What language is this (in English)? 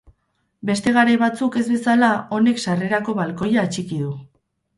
Basque